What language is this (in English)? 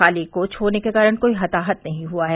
Hindi